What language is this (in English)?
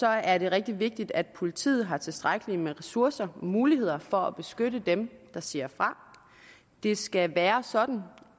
Danish